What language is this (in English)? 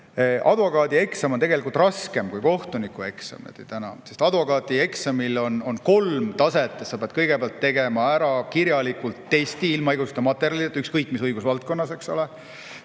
Estonian